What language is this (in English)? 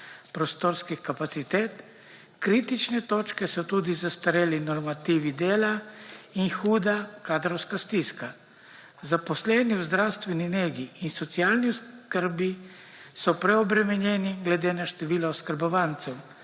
Slovenian